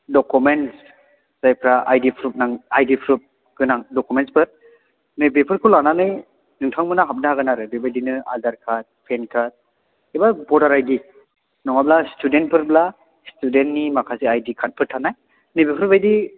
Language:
Bodo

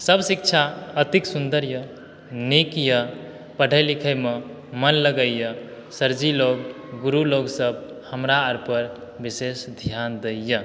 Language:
Maithili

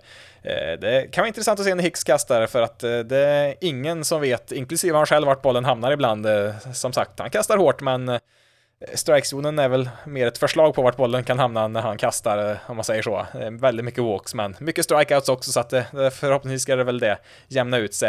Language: Swedish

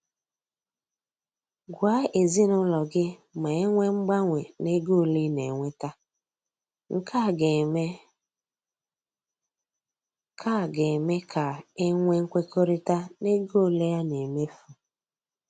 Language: Igbo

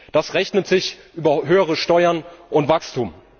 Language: German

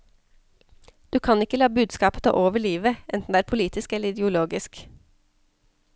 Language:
Norwegian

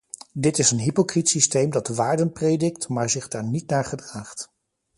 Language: Dutch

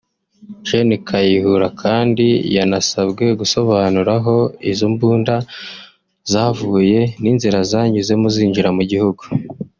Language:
Kinyarwanda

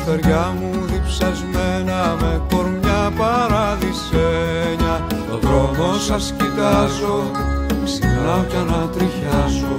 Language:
Greek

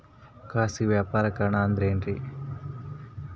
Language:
Kannada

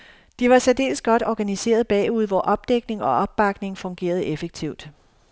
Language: Danish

